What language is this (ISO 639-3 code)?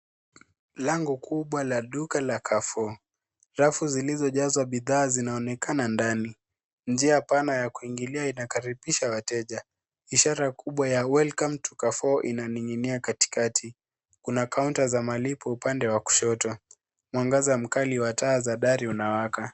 swa